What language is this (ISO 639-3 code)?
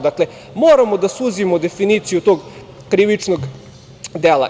srp